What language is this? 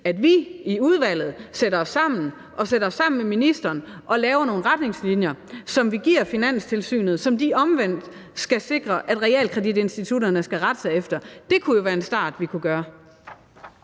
Danish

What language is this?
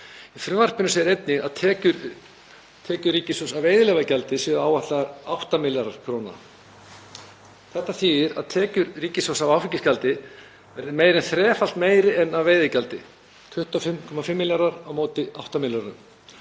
Icelandic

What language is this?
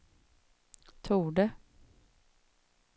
Swedish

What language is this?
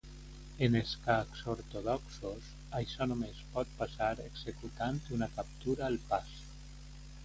Catalan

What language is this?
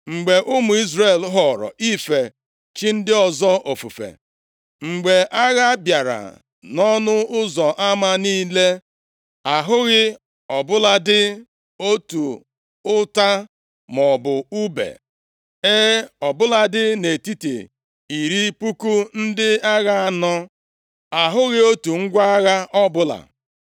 Igbo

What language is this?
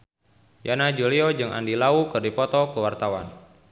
Sundanese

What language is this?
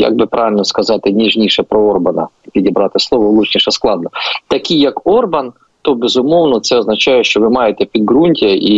Ukrainian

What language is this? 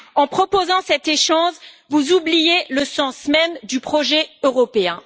French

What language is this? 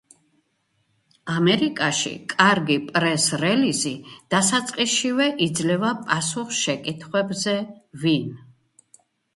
Georgian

